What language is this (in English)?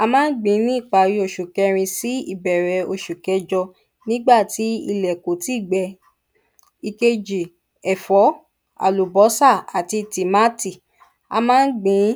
Yoruba